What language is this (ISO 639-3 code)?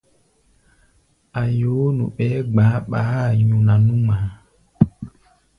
gba